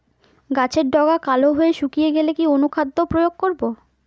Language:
Bangla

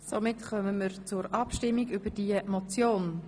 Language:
Swiss German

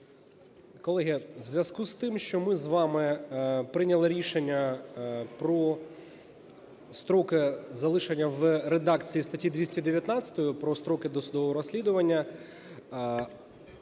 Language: Ukrainian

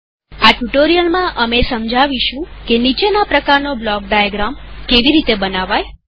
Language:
Gujarati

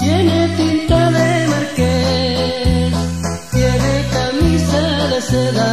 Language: Spanish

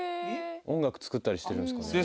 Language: Japanese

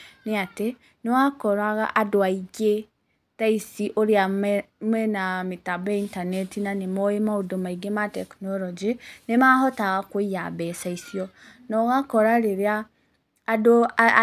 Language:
Kikuyu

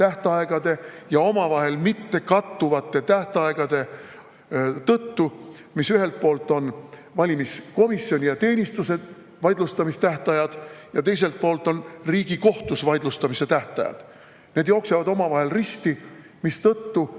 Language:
Estonian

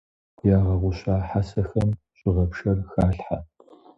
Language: Kabardian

